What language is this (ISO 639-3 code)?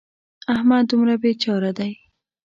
pus